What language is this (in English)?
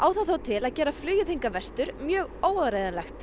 Icelandic